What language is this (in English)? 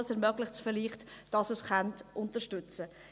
Swiss German